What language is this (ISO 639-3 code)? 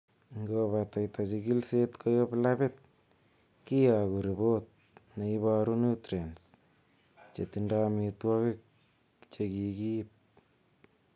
kln